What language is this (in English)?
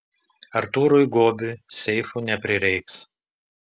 Lithuanian